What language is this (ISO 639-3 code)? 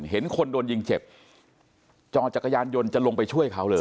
tha